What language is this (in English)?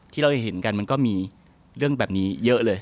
Thai